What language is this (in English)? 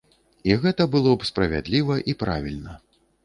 Belarusian